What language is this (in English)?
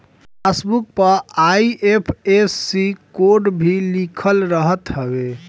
Bhojpuri